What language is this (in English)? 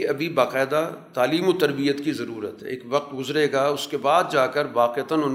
Urdu